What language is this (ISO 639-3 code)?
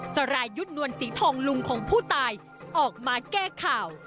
tha